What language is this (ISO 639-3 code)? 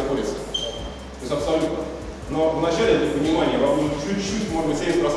rus